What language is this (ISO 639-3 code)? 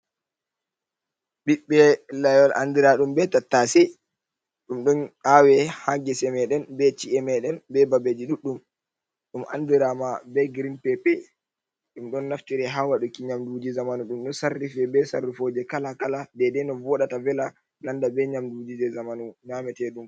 ful